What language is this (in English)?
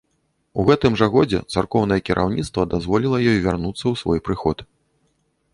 Belarusian